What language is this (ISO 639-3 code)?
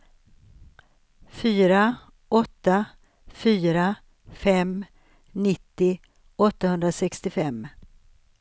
swe